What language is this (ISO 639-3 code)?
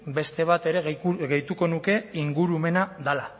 eus